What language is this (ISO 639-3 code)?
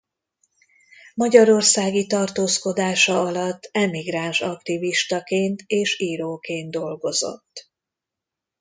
hun